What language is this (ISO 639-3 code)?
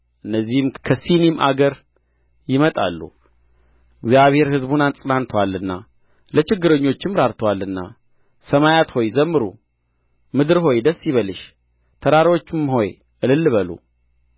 amh